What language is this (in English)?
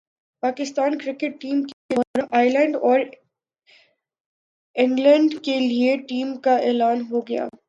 Urdu